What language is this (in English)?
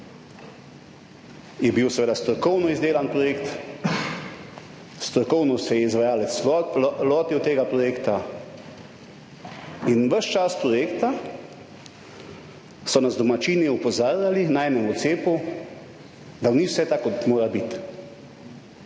Slovenian